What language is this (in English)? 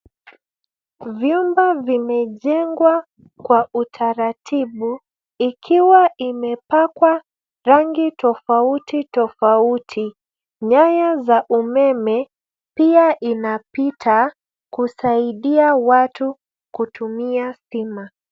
Swahili